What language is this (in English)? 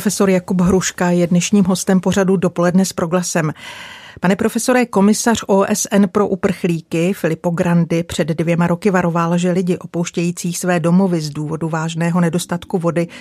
Czech